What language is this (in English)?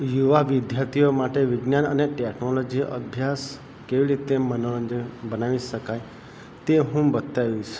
Gujarati